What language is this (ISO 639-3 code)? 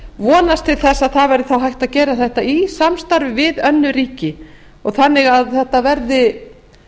isl